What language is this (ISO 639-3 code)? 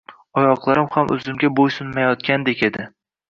uzb